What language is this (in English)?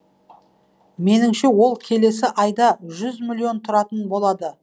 Kazakh